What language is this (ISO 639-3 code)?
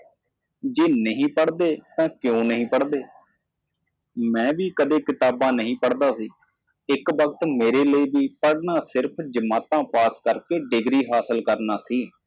pan